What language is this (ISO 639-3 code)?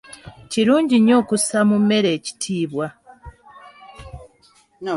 lug